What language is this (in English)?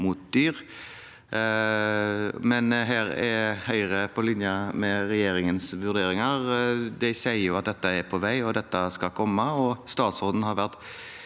Norwegian